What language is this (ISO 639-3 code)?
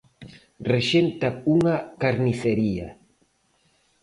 glg